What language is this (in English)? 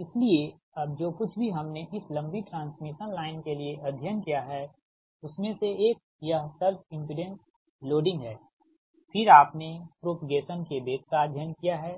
Hindi